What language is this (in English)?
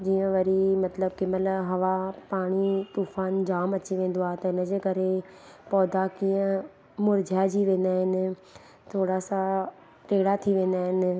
Sindhi